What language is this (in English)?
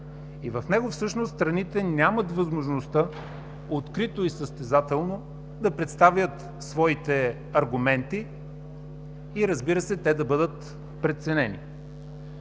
Bulgarian